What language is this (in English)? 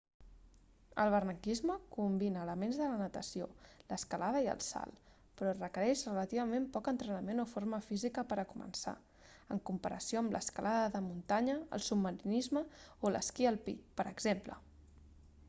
Catalan